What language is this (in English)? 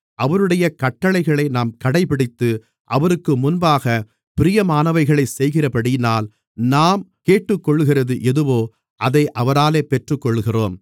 Tamil